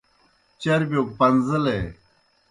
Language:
Kohistani Shina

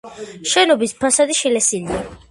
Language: Georgian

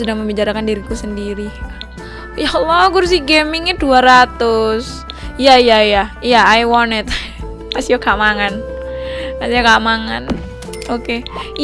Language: Indonesian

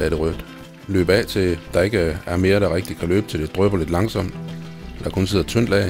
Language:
Danish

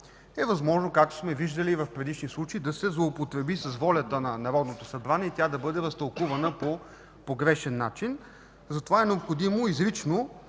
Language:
Bulgarian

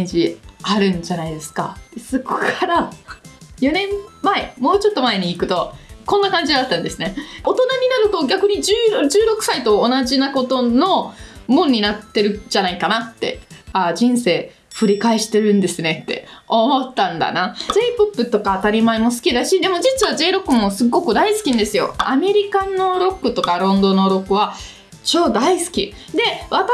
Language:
Japanese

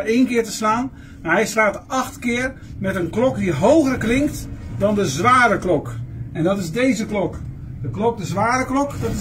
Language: Dutch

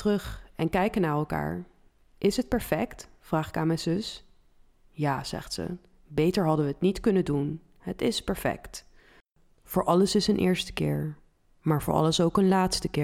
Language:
Dutch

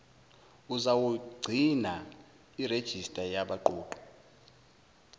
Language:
Zulu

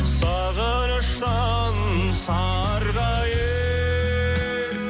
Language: Kazakh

